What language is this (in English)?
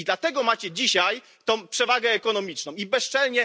Polish